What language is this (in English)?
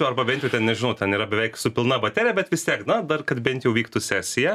Lithuanian